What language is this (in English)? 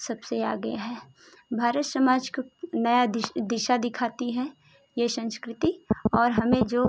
Hindi